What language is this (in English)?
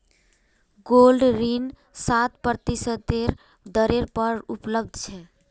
Magahi